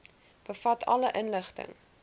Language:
Afrikaans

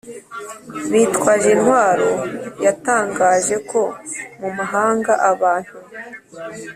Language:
Kinyarwanda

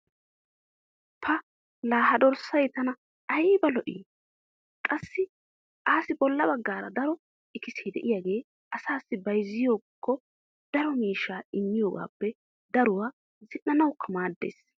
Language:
Wolaytta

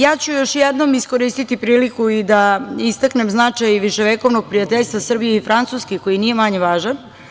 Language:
Serbian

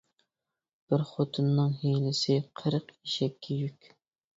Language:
Uyghur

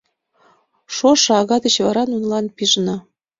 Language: Mari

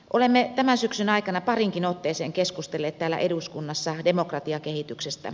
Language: Finnish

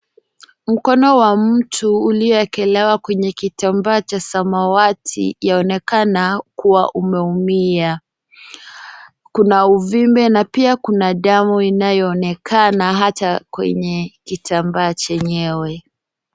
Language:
Swahili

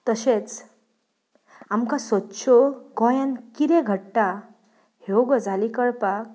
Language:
Konkani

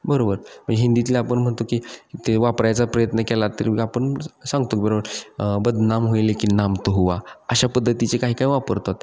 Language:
Marathi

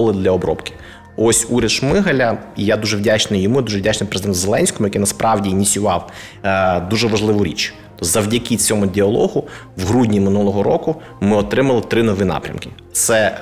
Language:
Ukrainian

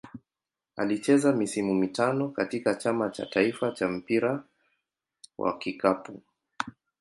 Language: Swahili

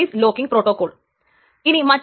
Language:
Malayalam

